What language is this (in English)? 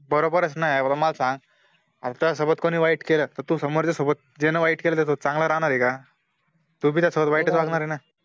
Marathi